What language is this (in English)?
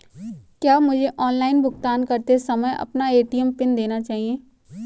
Hindi